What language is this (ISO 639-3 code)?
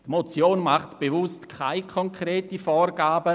gsw